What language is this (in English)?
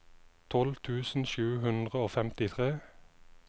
Norwegian